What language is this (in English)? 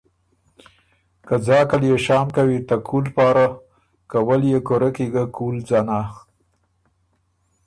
Ormuri